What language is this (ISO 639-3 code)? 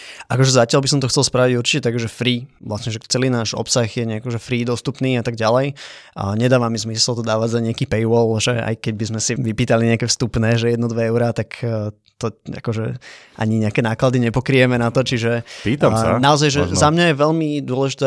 slk